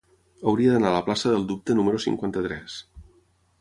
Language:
Catalan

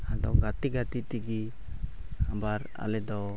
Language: Santali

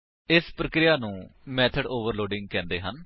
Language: Punjabi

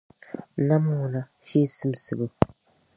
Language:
Dagbani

